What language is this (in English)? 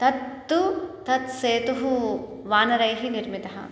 Sanskrit